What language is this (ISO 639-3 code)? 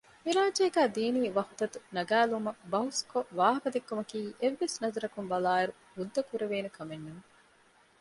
div